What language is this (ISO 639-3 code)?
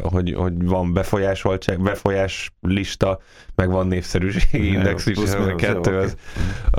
hun